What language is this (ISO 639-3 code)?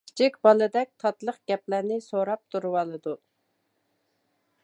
uig